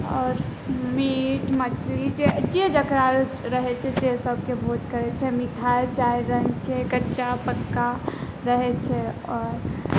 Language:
Maithili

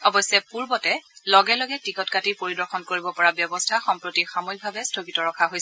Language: Assamese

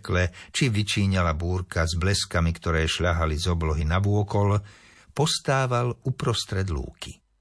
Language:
Slovak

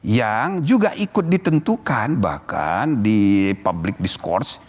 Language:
Indonesian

